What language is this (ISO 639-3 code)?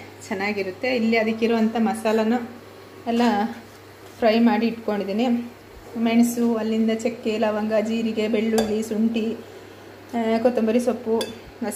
ara